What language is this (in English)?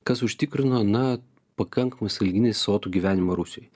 Lithuanian